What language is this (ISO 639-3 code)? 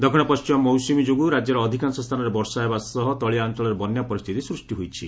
ori